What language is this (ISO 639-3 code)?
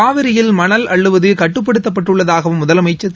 tam